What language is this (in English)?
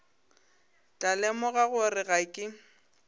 Northern Sotho